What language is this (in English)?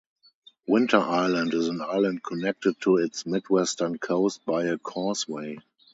English